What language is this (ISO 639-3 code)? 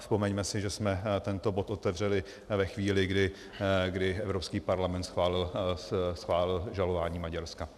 ces